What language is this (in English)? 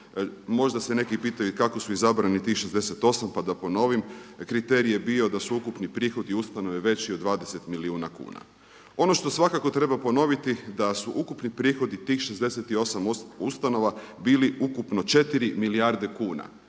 Croatian